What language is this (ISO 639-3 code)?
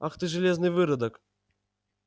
rus